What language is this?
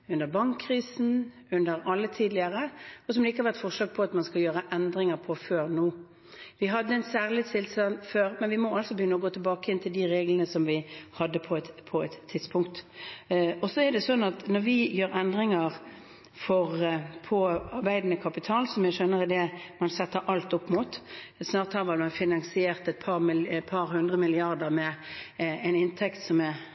Norwegian Bokmål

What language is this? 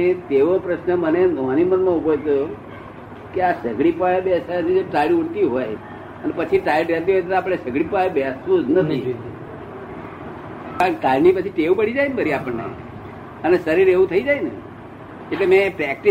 Gujarati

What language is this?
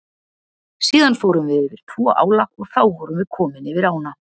Icelandic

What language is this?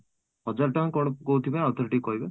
Odia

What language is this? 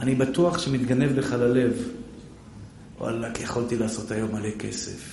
Hebrew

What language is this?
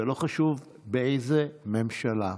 Hebrew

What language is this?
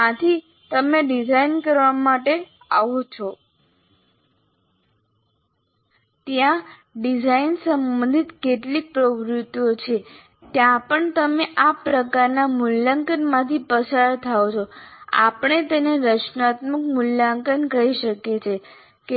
Gujarati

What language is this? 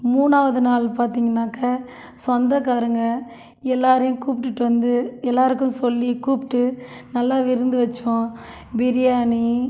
Tamil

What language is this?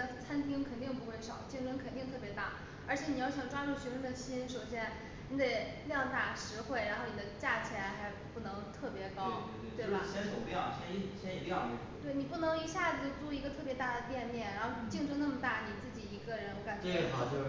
Chinese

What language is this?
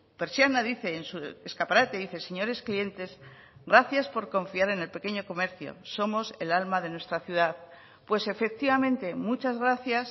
Spanish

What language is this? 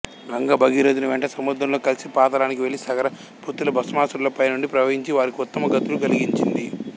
Telugu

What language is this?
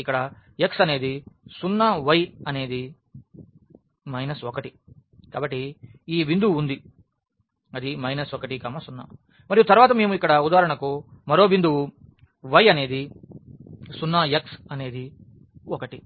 Telugu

